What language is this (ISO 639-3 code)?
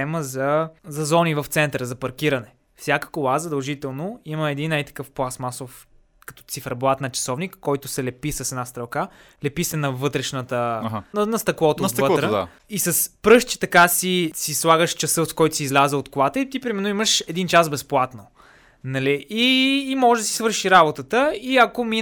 bul